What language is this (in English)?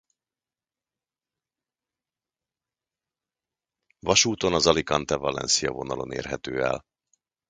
Hungarian